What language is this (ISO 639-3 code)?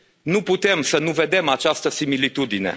ron